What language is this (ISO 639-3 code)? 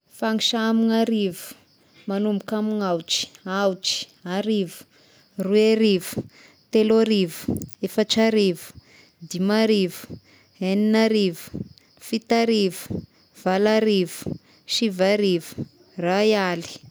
tkg